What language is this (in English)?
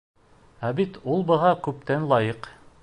Bashkir